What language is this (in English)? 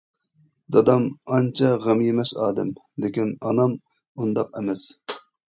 Uyghur